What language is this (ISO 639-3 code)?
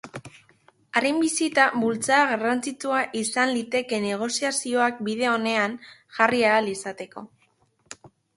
eus